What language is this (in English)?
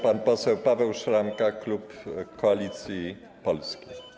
Polish